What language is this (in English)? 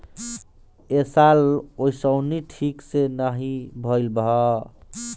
Bhojpuri